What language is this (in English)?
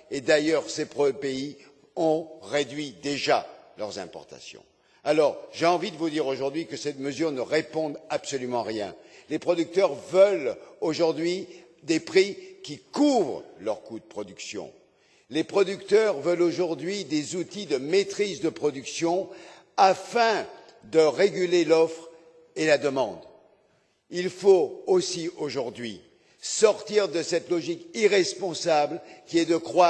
French